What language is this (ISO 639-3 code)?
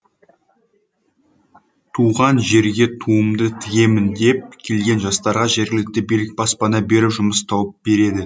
kaz